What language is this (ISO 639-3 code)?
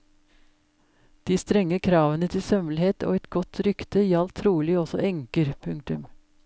nor